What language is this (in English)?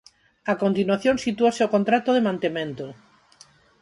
Galician